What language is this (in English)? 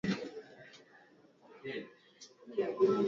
Swahili